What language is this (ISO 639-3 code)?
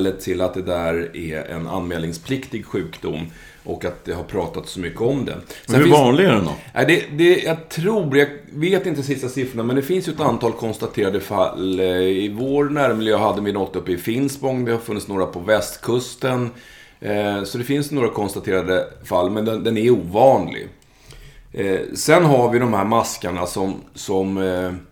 swe